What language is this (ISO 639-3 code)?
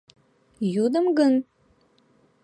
chm